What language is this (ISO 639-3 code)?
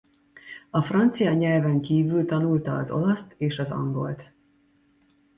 hun